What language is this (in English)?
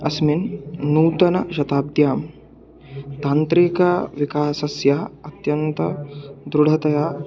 Sanskrit